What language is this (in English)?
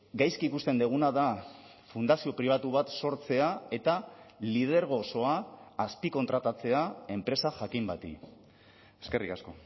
Basque